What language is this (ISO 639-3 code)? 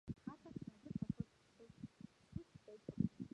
mon